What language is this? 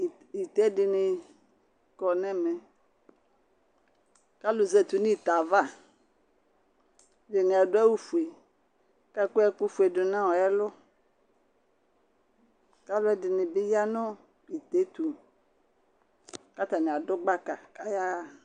Ikposo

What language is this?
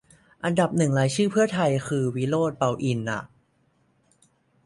Thai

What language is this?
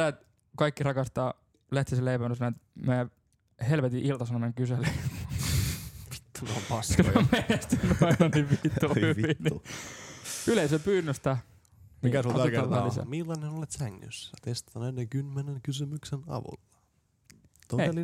Finnish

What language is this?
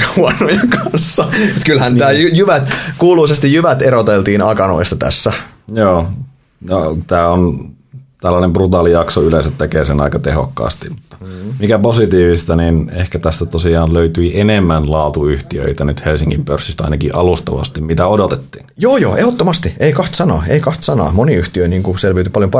Finnish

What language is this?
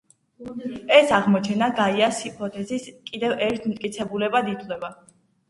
Georgian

